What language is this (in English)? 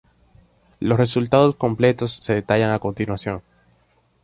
Spanish